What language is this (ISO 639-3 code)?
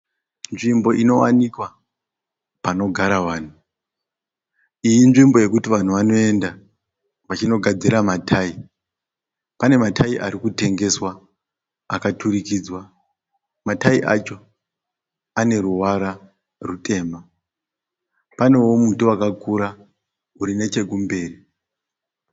sna